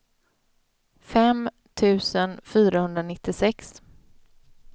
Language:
Swedish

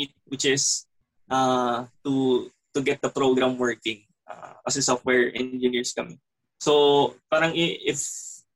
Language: Filipino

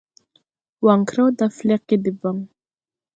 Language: Tupuri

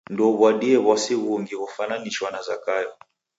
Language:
Taita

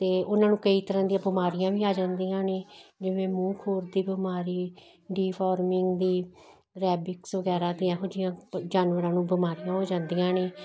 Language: Punjabi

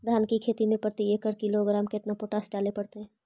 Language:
Magahi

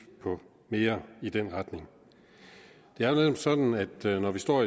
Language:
Danish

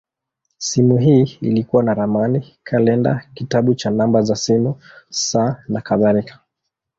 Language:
Swahili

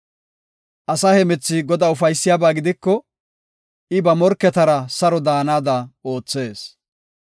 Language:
Gofa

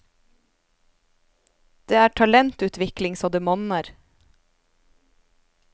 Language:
Norwegian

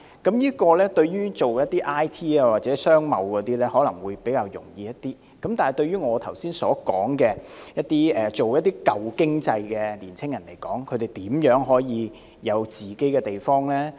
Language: Cantonese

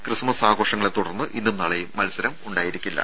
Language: Malayalam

